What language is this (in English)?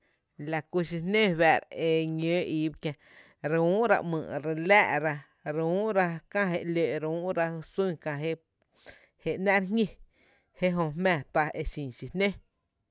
Tepinapa Chinantec